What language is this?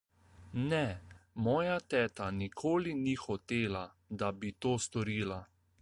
Slovenian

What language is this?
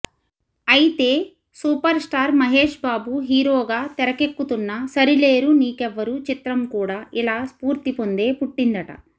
Telugu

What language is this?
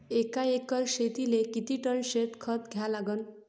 Marathi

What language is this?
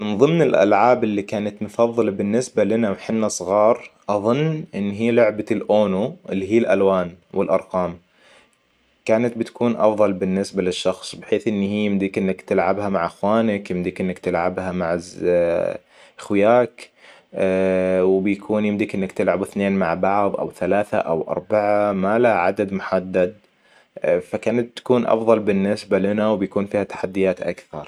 Hijazi Arabic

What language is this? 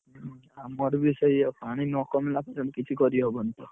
Odia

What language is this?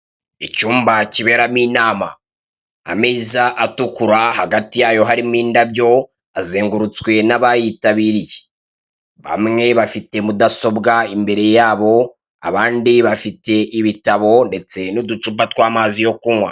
Kinyarwanda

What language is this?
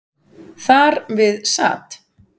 Icelandic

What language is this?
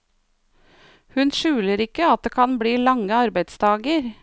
Norwegian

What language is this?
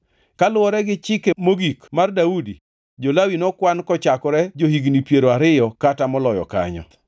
Luo (Kenya and Tanzania)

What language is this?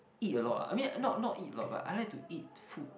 English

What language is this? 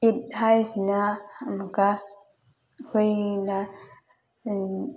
Manipuri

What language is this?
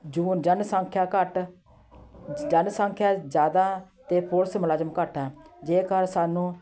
Punjabi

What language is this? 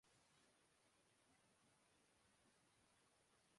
Urdu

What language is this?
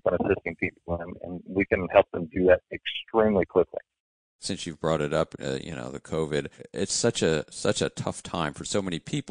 English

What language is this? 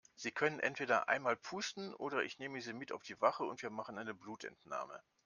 German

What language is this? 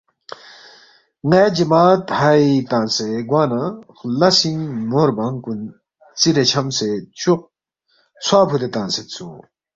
Balti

